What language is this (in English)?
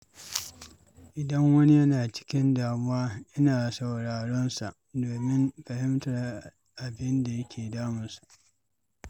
Hausa